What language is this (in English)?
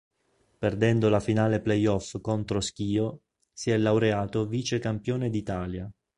Italian